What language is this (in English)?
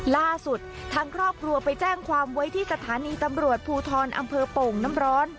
Thai